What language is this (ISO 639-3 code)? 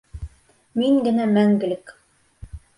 bak